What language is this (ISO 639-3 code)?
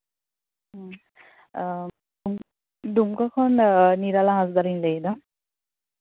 sat